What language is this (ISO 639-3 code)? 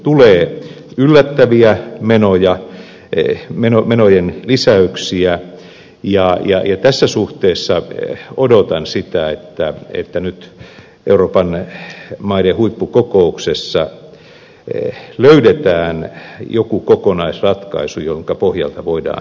fin